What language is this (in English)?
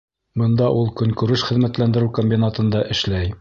Bashkir